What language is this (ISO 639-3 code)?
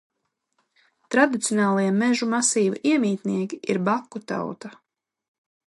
lav